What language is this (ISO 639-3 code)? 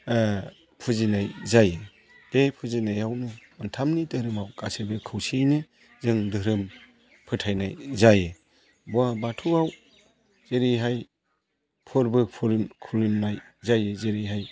brx